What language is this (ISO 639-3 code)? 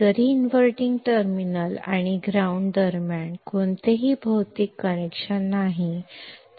mar